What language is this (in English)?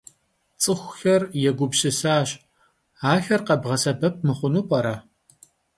Kabardian